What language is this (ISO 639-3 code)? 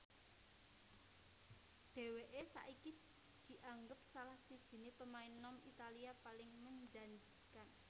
jav